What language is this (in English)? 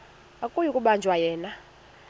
Xhosa